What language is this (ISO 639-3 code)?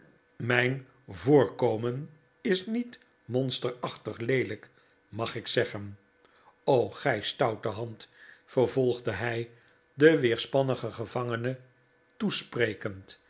nld